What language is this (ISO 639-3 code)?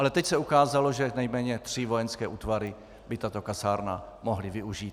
ces